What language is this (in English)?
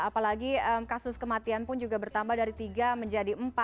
Indonesian